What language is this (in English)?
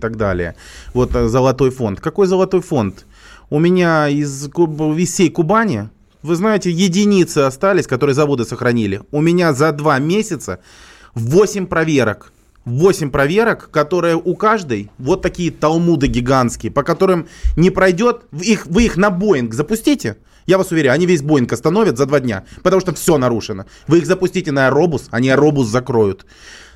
Russian